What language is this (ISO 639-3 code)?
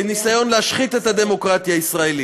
heb